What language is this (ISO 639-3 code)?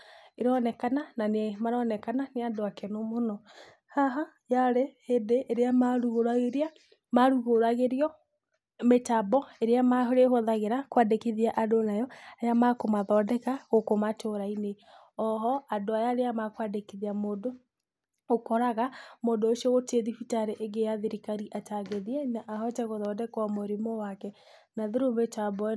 kik